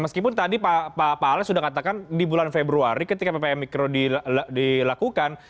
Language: Indonesian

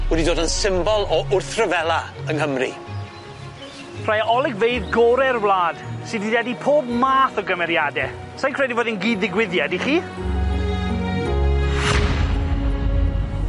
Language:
Welsh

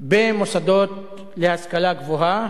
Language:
Hebrew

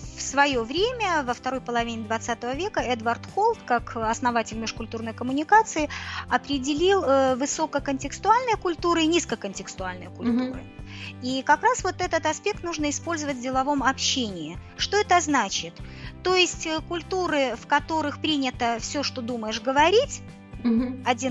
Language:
Russian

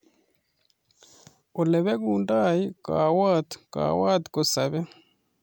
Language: Kalenjin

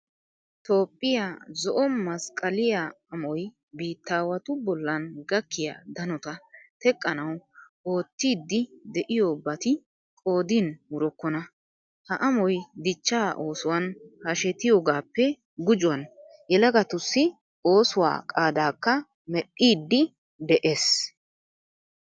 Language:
Wolaytta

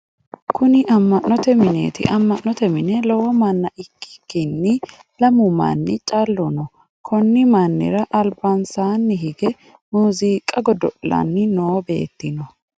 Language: Sidamo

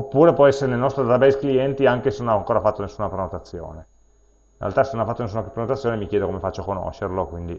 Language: Italian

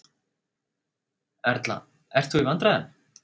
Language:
Icelandic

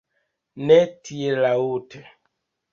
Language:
Esperanto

